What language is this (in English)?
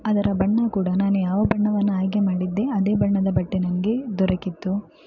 Kannada